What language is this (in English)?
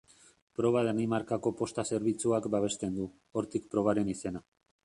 Basque